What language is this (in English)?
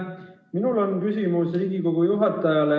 Estonian